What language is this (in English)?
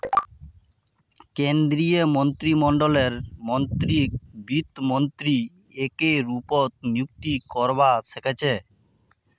Magahi